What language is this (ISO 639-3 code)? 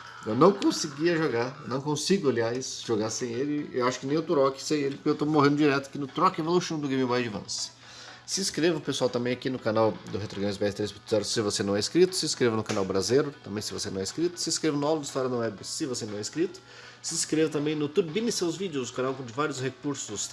por